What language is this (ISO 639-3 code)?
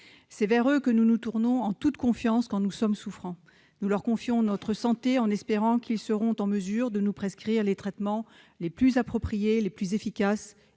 fra